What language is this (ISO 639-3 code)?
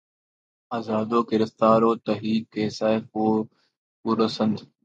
urd